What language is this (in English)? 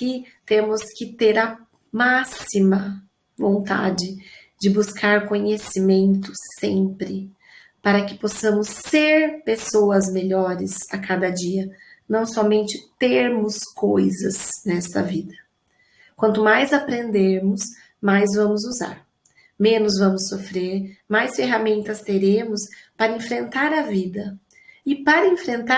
Portuguese